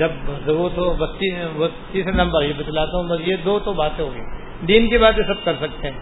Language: Urdu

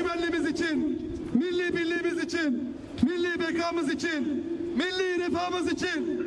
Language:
Turkish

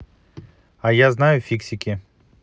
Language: Russian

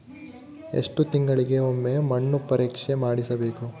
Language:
Kannada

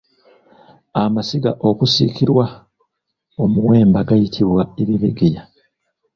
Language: Ganda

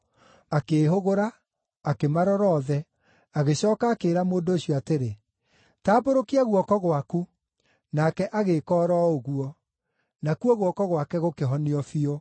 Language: Kikuyu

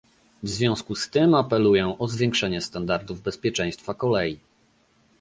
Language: Polish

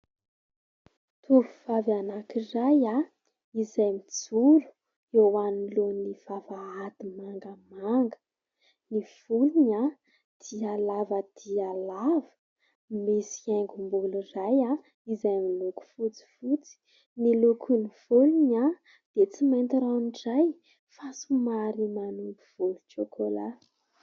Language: Malagasy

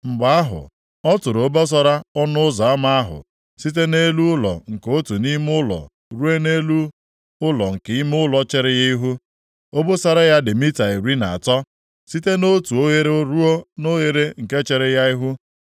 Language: Igbo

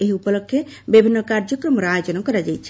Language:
Odia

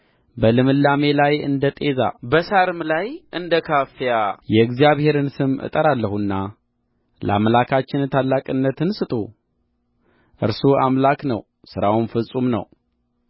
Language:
Amharic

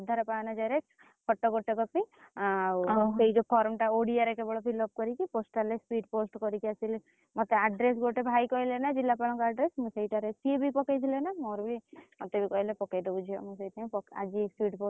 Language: Odia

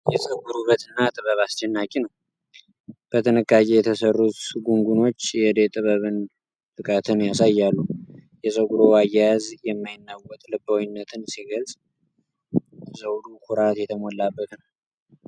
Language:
Amharic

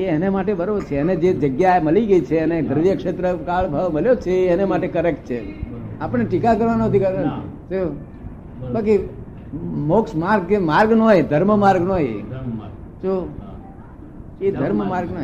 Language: Gujarati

